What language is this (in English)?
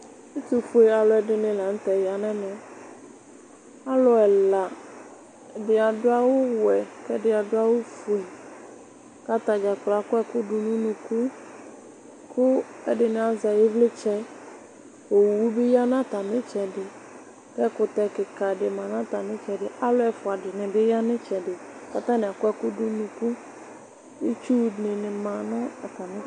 Ikposo